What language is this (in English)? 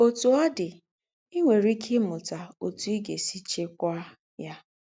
Igbo